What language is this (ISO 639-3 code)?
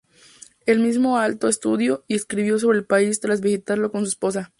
spa